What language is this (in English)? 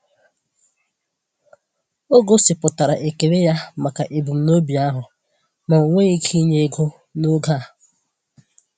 Igbo